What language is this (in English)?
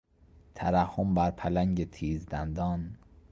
Persian